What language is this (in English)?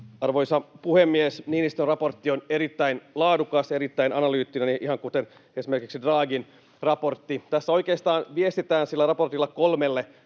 Finnish